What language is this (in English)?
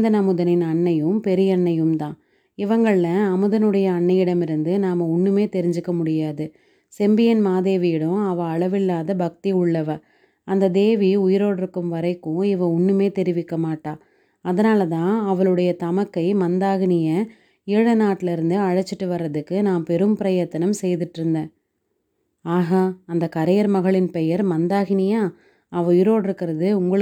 Tamil